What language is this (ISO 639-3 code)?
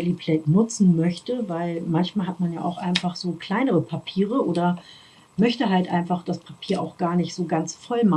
deu